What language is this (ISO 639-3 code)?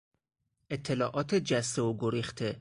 fas